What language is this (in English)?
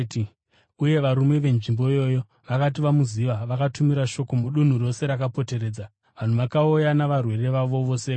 Shona